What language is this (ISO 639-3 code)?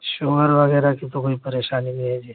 urd